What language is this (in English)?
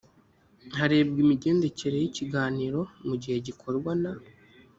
Kinyarwanda